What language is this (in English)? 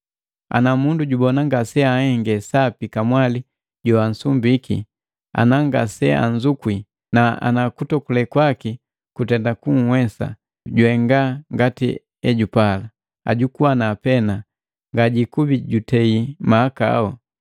Matengo